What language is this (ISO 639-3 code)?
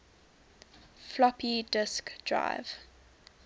eng